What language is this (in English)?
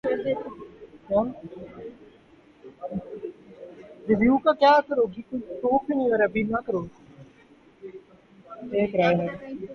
Urdu